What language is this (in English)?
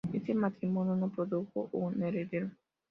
Spanish